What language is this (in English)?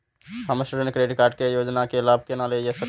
Maithili